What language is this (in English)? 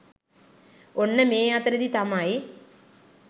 Sinhala